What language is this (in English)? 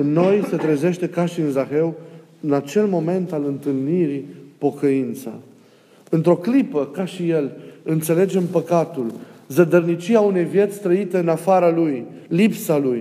Romanian